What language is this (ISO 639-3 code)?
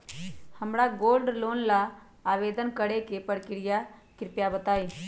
mag